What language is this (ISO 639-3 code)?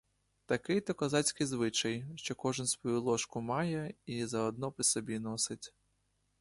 ukr